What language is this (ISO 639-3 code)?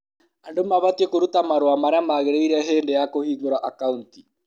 kik